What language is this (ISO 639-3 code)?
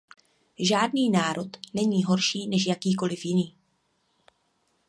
ces